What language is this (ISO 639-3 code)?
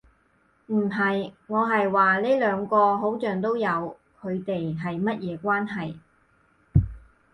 yue